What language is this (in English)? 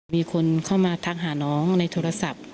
Thai